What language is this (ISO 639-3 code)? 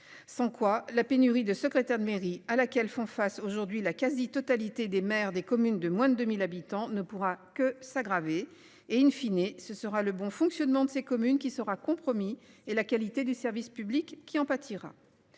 fra